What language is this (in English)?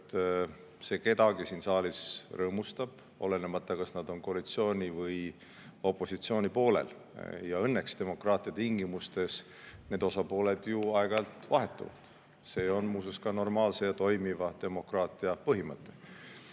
Estonian